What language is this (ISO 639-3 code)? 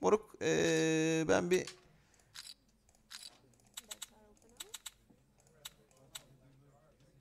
tur